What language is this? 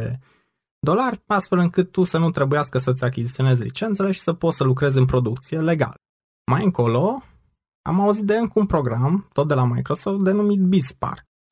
Romanian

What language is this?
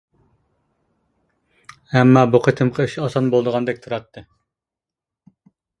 Uyghur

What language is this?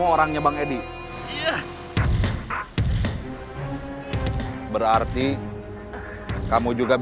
Indonesian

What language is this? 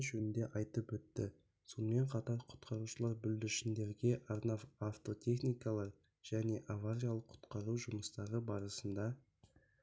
Kazakh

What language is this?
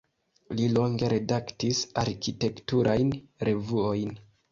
Esperanto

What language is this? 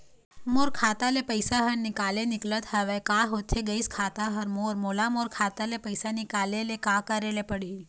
Chhattisgarhi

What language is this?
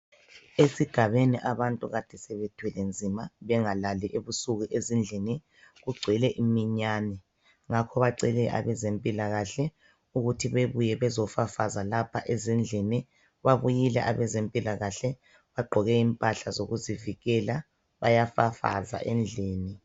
North Ndebele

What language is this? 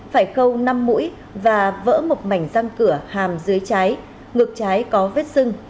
Vietnamese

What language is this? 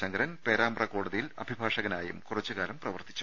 Malayalam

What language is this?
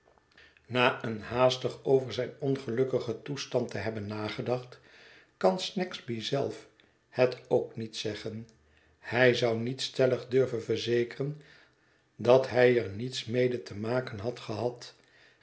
Dutch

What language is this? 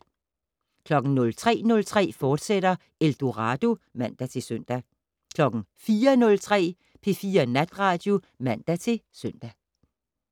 Danish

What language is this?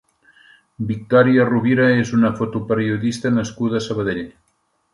Catalan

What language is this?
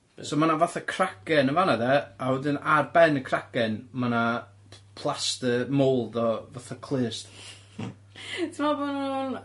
Welsh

